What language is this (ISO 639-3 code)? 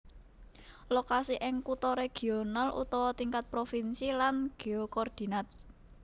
jav